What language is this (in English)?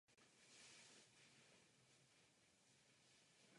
Czech